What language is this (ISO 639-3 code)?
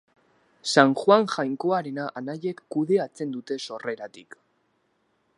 eus